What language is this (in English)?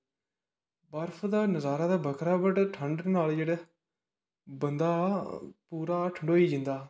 Dogri